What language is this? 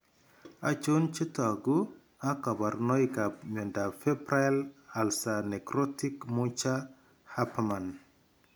Kalenjin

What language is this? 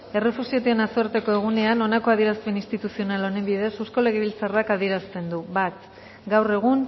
Basque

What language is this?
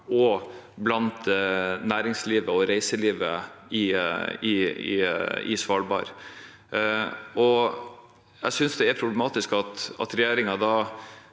Norwegian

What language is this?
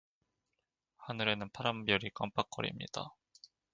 Korean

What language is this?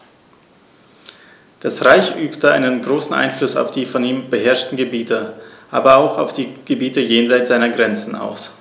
German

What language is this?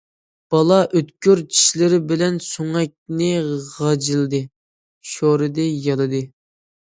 Uyghur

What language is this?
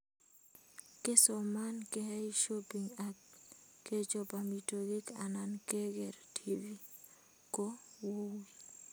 Kalenjin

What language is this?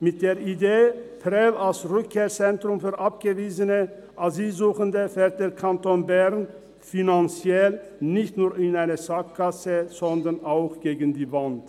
Swiss German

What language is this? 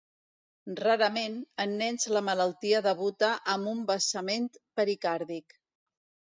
Catalan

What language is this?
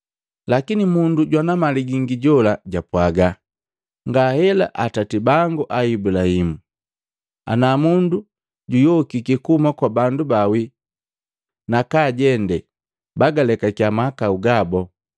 Matengo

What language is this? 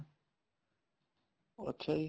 Punjabi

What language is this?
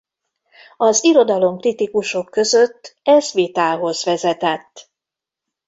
Hungarian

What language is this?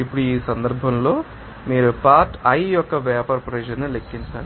Telugu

